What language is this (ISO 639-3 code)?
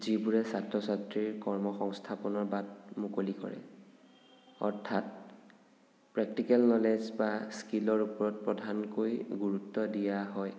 asm